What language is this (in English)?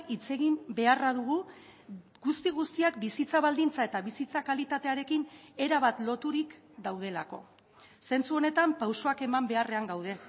Basque